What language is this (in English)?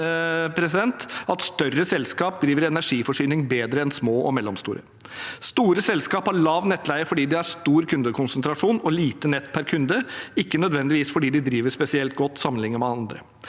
Norwegian